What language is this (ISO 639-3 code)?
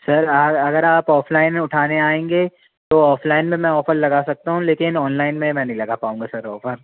hin